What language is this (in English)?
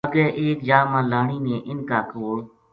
Gujari